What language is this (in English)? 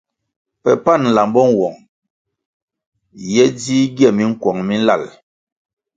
Kwasio